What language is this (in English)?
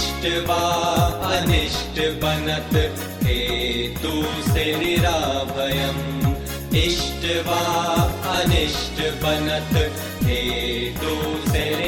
Hindi